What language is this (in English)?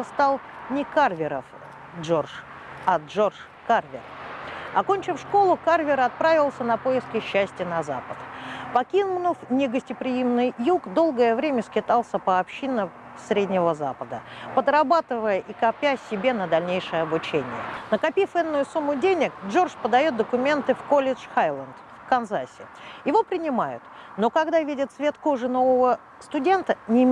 Russian